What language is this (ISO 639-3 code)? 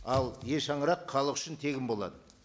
kaz